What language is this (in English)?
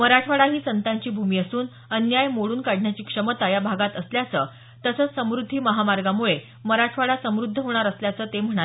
Marathi